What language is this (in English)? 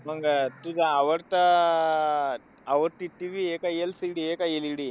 Marathi